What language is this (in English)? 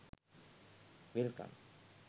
Sinhala